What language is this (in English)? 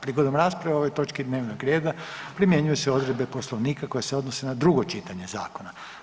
Croatian